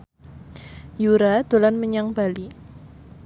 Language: Javanese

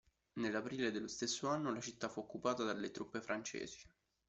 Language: Italian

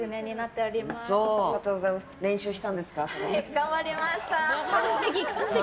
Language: Japanese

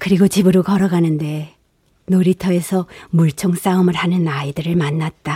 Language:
Korean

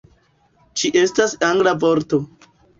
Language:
Esperanto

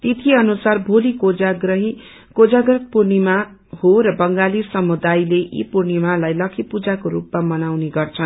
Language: Nepali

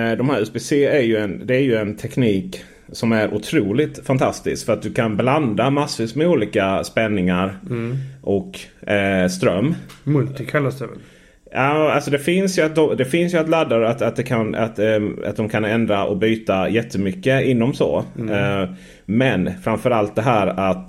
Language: Swedish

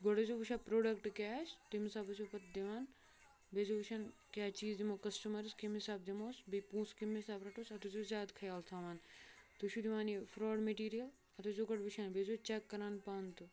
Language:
Kashmiri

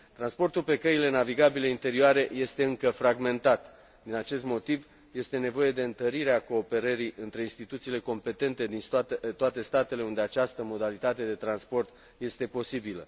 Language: Romanian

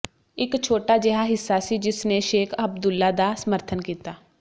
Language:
Punjabi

